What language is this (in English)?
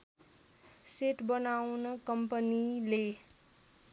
Nepali